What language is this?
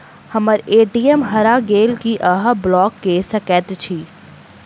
Maithili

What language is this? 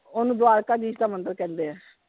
Punjabi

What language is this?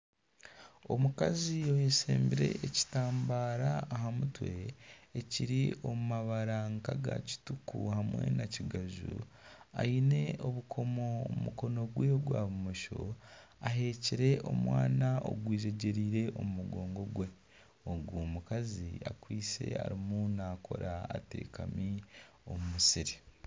Nyankole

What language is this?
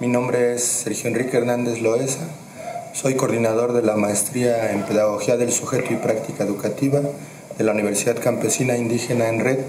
Spanish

